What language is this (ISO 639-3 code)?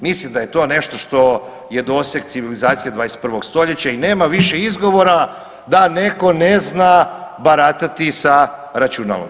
hrv